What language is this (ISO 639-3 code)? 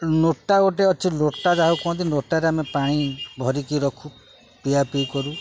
ori